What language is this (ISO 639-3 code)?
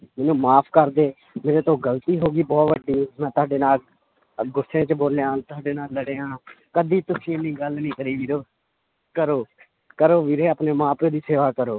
pan